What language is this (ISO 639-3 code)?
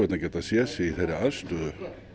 isl